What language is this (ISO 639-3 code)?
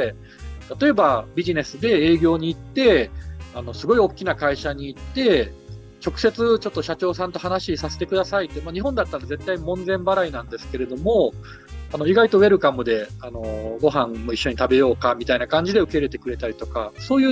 jpn